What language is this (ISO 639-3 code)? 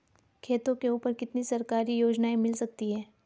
hin